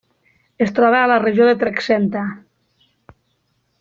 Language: Catalan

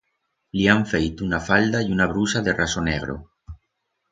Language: Aragonese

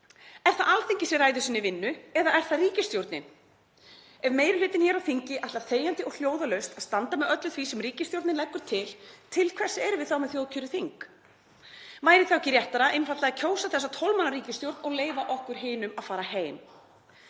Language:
Icelandic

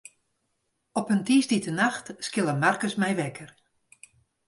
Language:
Western Frisian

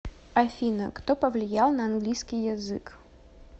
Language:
Russian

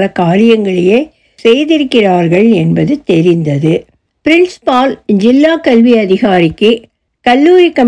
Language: Tamil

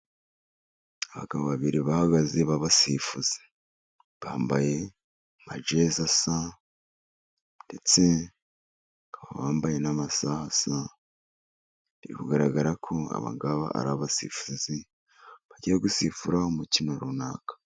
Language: Kinyarwanda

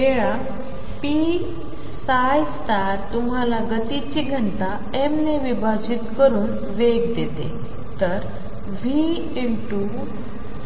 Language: Marathi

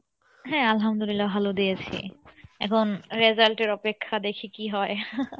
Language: Bangla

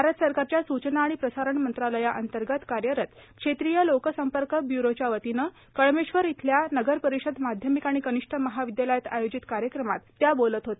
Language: Marathi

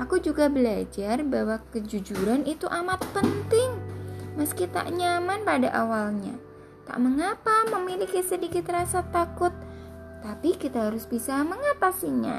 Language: Indonesian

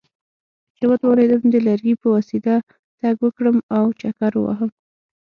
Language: Pashto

